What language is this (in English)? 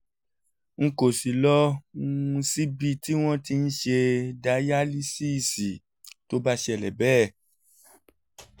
Yoruba